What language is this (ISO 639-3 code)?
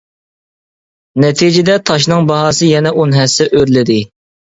uig